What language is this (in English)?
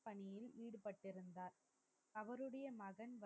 Tamil